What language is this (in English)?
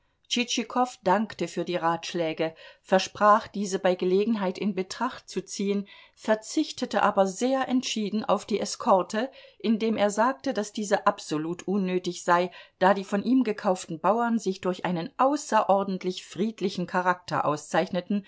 German